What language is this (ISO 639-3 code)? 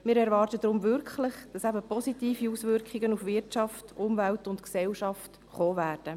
gsw